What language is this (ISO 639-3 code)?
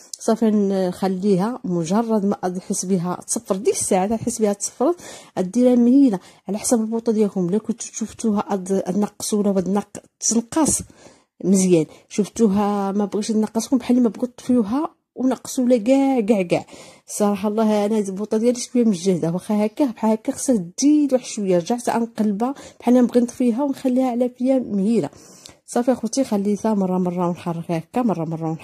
ara